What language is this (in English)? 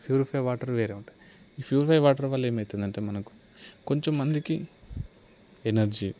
Telugu